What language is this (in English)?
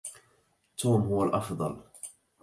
Arabic